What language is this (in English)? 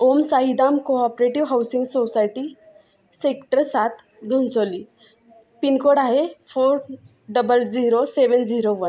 Marathi